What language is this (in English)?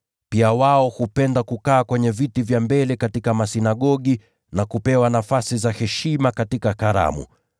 Swahili